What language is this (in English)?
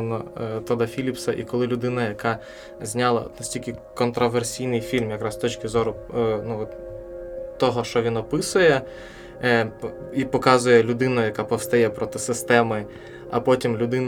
Ukrainian